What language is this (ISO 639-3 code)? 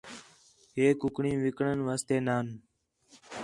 xhe